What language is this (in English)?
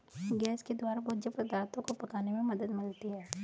Hindi